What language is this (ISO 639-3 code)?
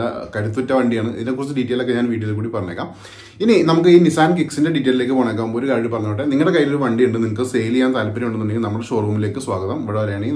hin